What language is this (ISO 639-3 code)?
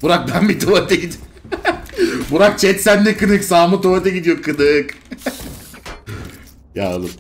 tur